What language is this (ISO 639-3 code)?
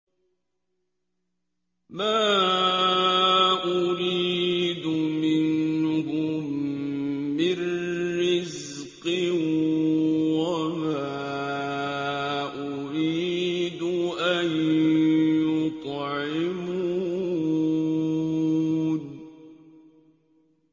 ara